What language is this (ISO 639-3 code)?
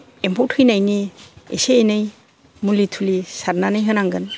brx